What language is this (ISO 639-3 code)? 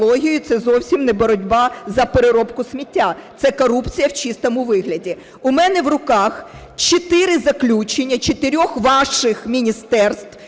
ukr